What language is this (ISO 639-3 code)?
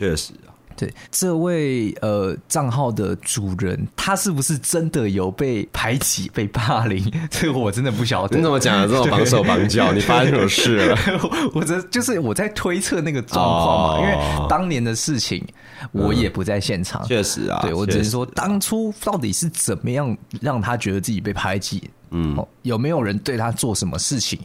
zho